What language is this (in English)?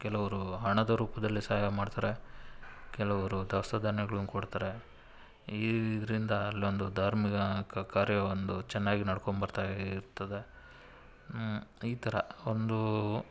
Kannada